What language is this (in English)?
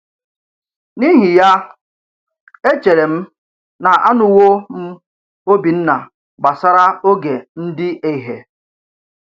Igbo